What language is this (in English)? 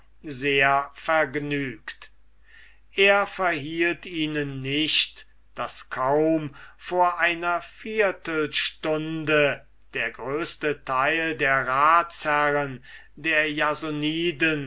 German